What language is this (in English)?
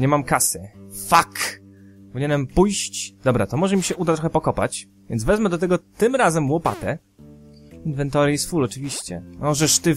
Polish